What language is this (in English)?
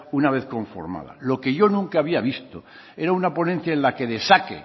Spanish